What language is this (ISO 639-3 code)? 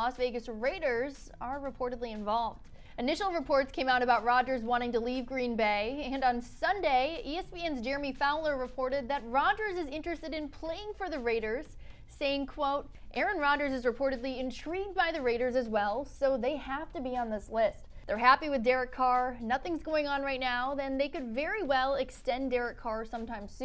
eng